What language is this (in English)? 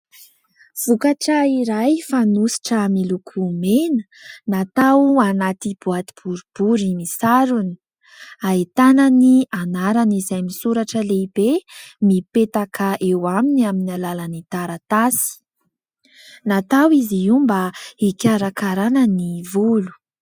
Malagasy